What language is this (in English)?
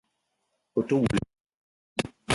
Eton (Cameroon)